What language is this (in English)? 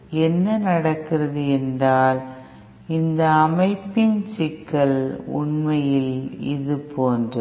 Tamil